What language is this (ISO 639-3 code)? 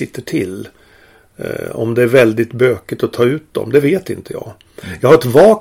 swe